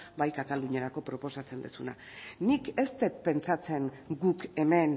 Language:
Basque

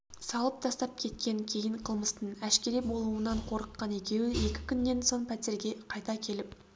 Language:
Kazakh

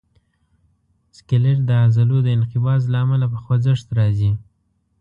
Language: Pashto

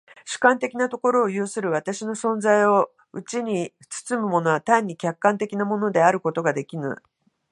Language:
Japanese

